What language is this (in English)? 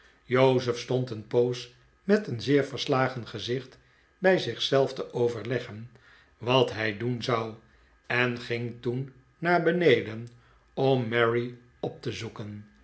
Dutch